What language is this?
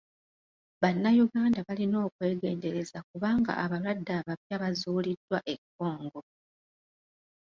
Ganda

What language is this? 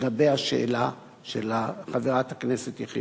Hebrew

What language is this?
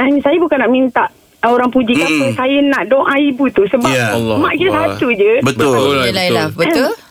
Malay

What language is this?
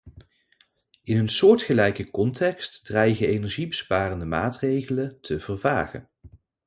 Dutch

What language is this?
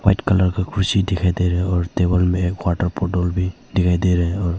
Hindi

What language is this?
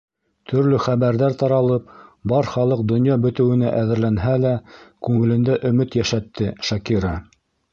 Bashkir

